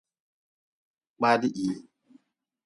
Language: Nawdm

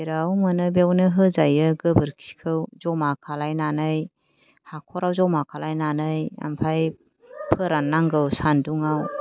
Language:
Bodo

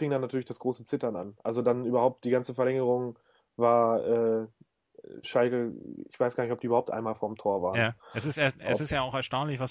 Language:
German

